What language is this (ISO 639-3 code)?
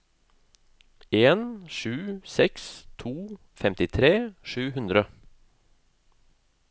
nor